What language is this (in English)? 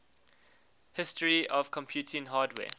English